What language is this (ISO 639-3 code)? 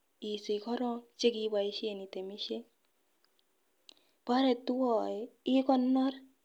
kln